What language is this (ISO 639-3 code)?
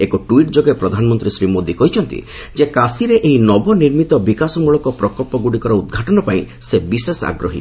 ori